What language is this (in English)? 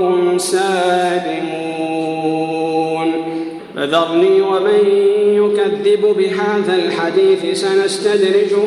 Arabic